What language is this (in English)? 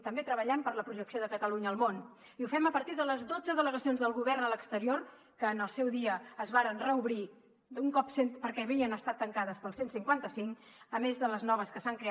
Catalan